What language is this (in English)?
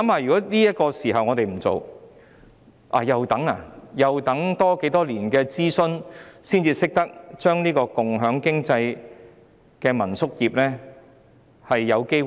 Cantonese